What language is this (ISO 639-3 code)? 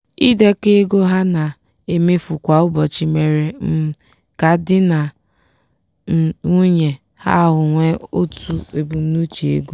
ibo